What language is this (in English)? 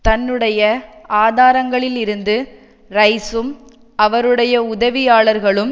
Tamil